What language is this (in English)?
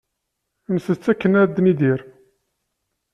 Kabyle